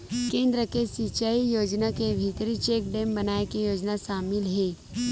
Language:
Chhattisgarhi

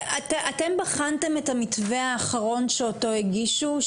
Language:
Hebrew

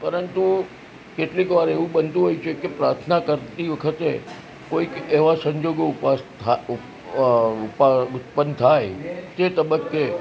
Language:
Gujarati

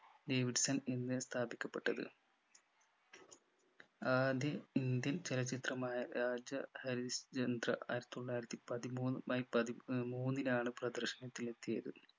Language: Malayalam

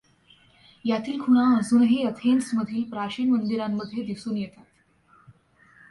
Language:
Marathi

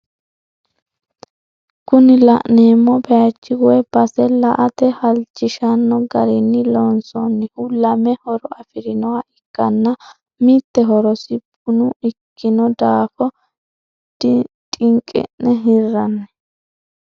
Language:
Sidamo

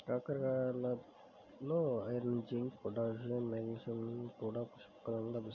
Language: Telugu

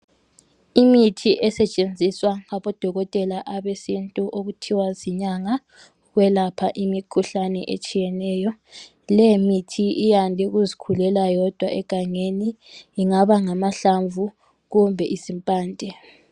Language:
North Ndebele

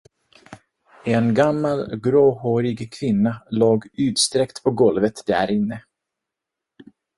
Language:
Swedish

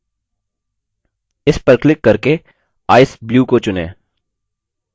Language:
Hindi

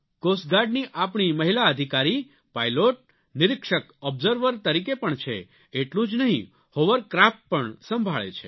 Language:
Gujarati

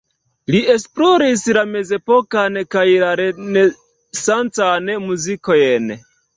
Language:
Esperanto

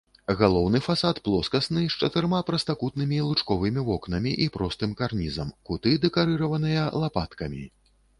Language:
Belarusian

